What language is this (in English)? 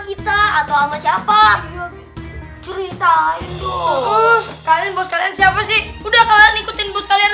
Indonesian